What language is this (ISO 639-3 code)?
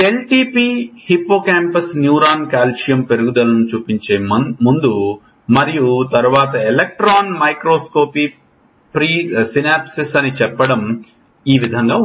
tel